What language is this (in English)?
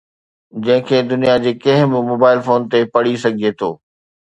Sindhi